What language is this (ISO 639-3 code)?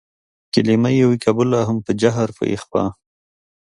pus